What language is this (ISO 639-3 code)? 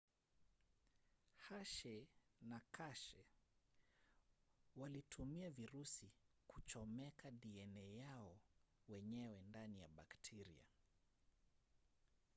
swa